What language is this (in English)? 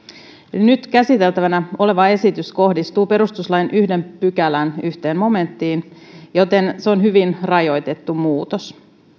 Finnish